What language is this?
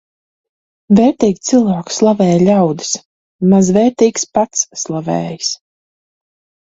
Latvian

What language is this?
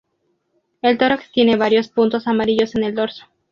Spanish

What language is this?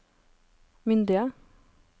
Norwegian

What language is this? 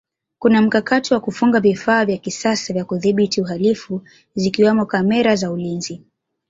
Swahili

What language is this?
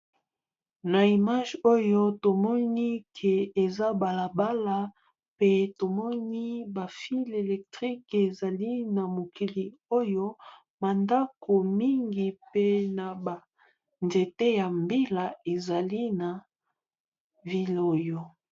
Lingala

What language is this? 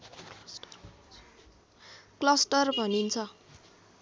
Nepali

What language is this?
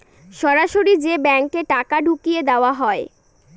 Bangla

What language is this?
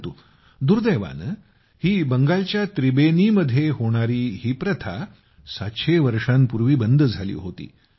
Marathi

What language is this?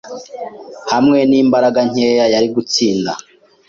Kinyarwanda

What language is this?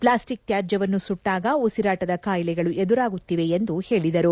Kannada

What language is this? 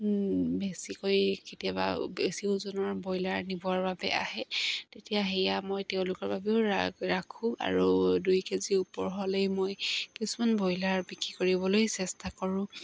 Assamese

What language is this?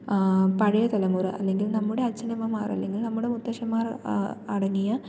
Malayalam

